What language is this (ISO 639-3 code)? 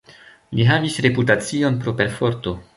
epo